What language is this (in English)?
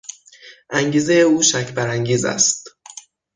Persian